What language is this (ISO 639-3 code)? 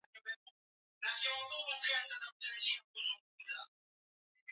swa